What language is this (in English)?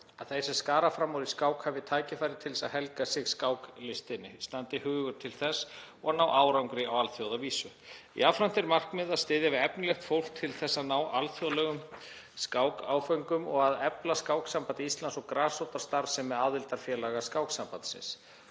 Icelandic